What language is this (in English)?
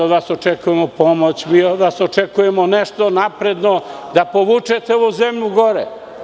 Serbian